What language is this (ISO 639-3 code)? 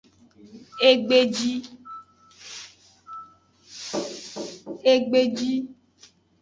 ajg